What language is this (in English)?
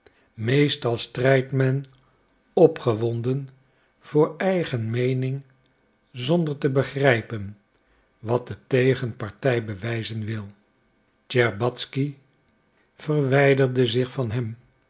Dutch